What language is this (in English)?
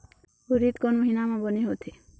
Chhattisgarhi